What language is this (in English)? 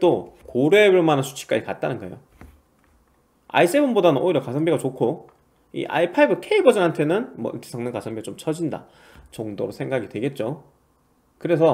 Korean